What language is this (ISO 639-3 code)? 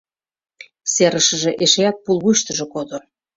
chm